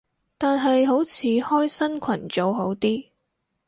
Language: Cantonese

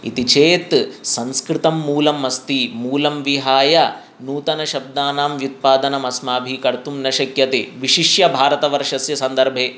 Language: Sanskrit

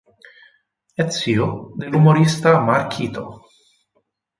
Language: Italian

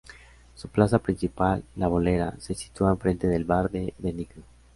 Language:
Spanish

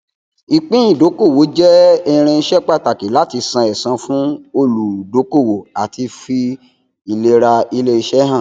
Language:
Yoruba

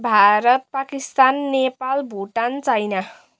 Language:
Nepali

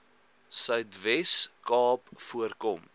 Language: Afrikaans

